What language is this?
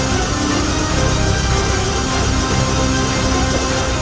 Indonesian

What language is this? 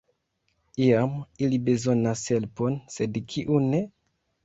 Esperanto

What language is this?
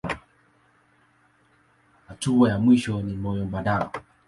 Swahili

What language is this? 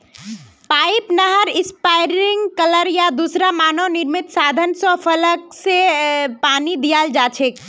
Magahi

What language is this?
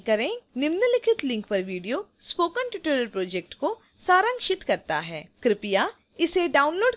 Hindi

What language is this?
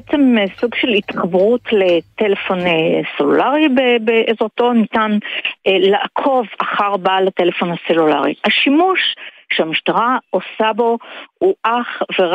Hebrew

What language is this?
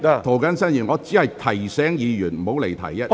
Cantonese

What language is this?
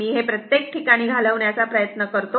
Marathi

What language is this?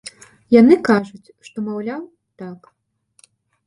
Belarusian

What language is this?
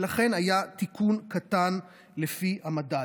Hebrew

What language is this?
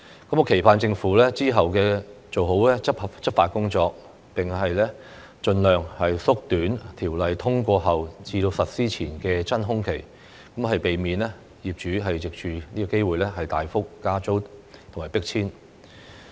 Cantonese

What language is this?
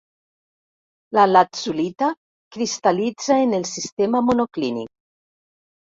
Catalan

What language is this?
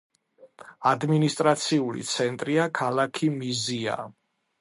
Georgian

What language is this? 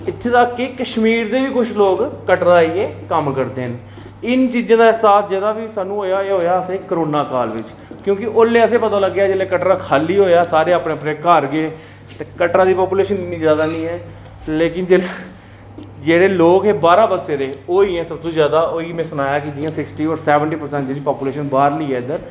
Dogri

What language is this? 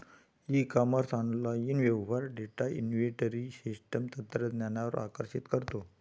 Marathi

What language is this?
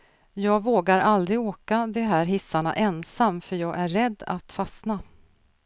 Swedish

